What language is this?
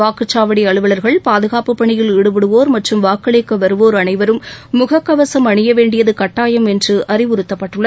Tamil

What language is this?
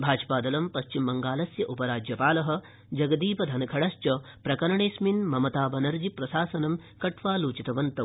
Sanskrit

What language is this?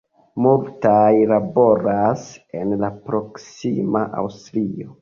Esperanto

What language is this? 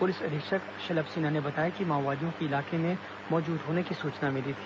Hindi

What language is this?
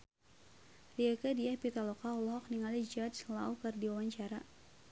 Sundanese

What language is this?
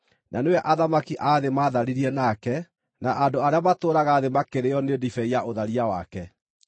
Kikuyu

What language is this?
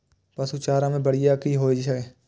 Maithili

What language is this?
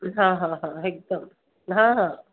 Sindhi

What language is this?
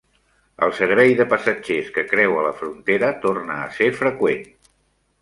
Catalan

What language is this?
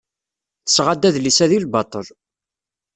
Kabyle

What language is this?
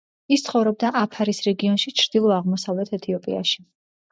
Georgian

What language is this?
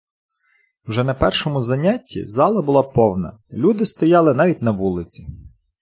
Ukrainian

